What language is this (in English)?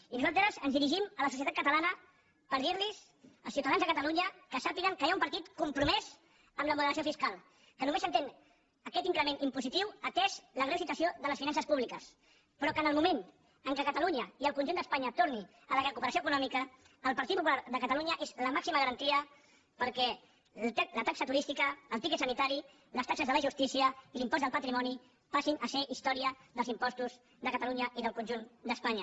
Catalan